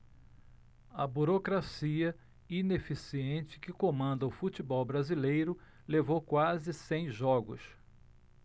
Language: Portuguese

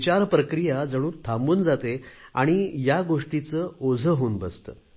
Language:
Marathi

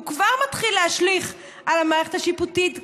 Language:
Hebrew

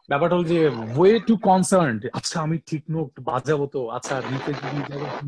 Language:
Bangla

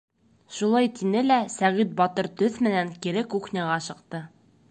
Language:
Bashkir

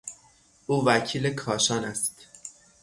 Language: Persian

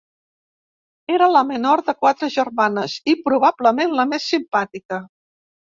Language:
Catalan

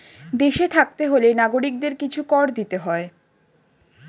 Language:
Bangla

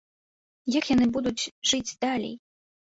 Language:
Belarusian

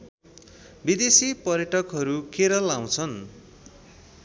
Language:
Nepali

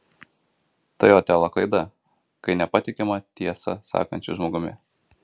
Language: Lithuanian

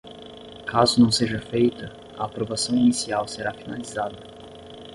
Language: Portuguese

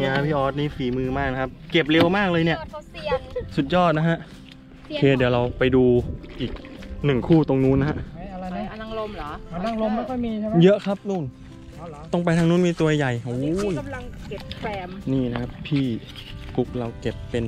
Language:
Thai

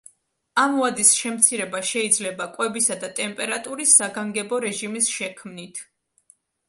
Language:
Georgian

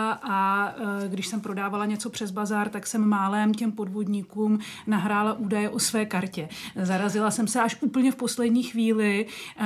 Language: Czech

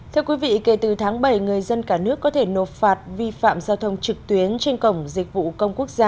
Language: Vietnamese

